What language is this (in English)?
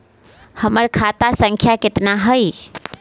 Magahi